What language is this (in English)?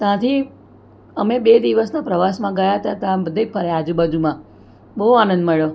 Gujarati